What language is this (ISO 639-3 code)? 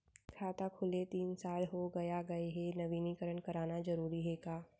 hne